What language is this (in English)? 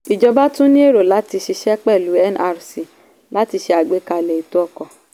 Yoruba